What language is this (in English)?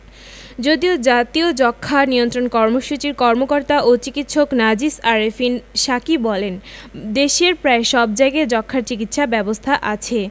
Bangla